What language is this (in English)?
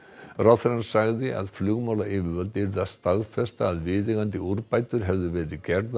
Icelandic